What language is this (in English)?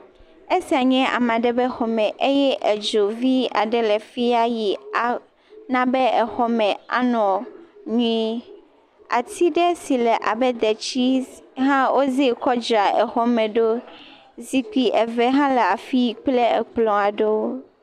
Ewe